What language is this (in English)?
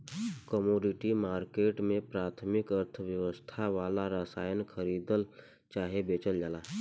Bhojpuri